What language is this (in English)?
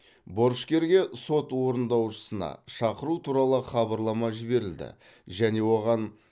Kazakh